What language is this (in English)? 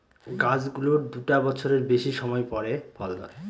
Bangla